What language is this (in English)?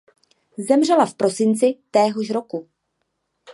Czech